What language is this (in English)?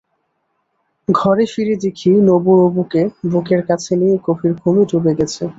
Bangla